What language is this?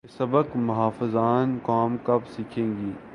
Urdu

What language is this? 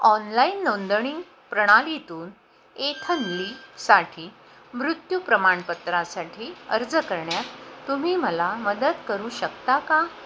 Marathi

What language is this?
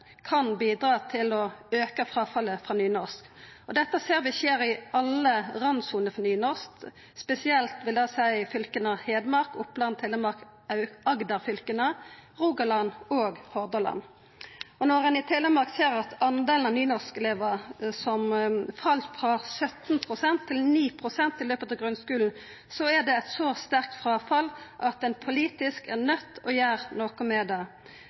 Norwegian Nynorsk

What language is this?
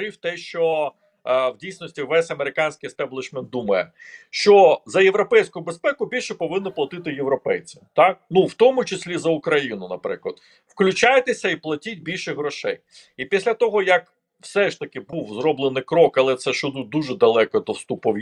Ukrainian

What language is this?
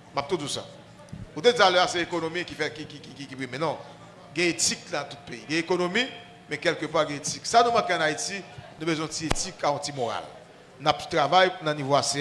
French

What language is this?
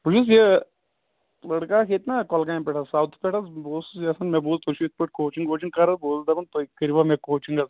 Kashmiri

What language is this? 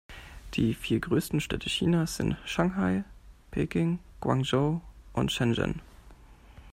German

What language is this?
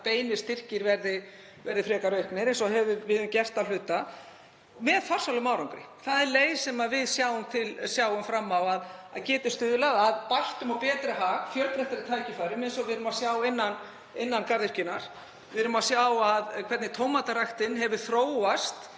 Icelandic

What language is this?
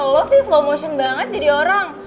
Indonesian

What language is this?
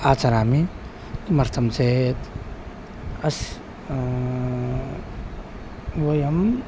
Sanskrit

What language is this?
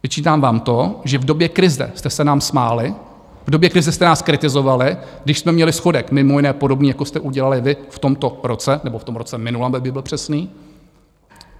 Czech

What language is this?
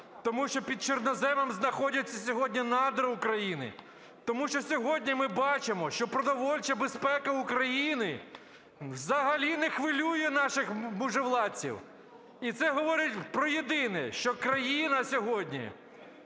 Ukrainian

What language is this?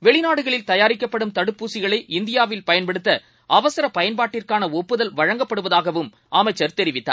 Tamil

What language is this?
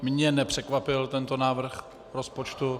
Czech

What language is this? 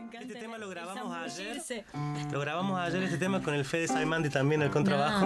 Spanish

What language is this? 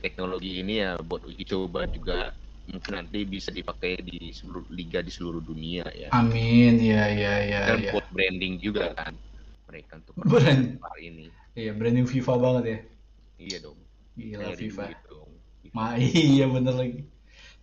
Indonesian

